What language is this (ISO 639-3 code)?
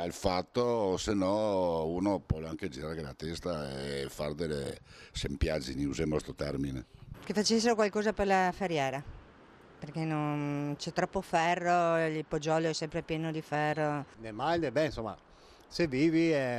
ita